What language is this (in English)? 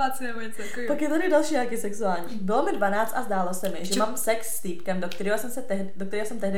Czech